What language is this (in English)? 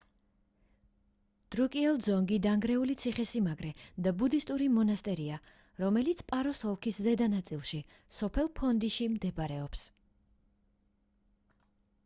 Georgian